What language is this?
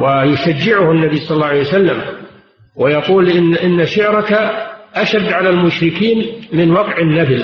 Arabic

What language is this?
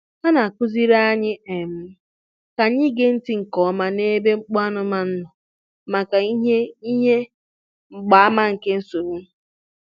Igbo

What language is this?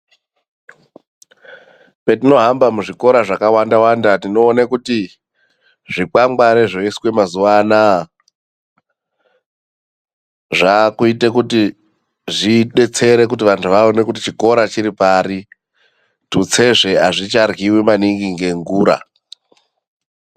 Ndau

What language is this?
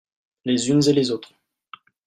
French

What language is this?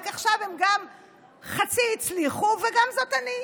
Hebrew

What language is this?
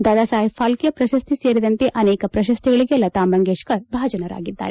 Kannada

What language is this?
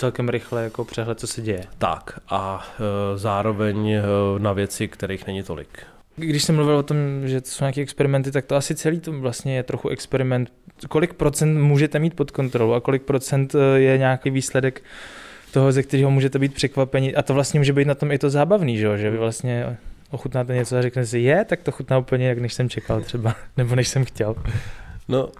Czech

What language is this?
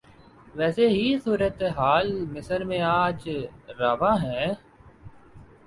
Urdu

